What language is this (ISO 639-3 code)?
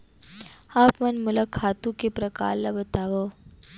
hne